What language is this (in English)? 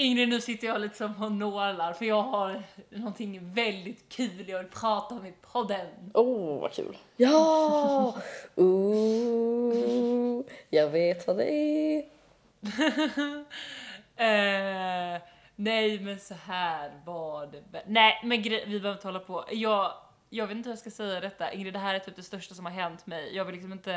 Swedish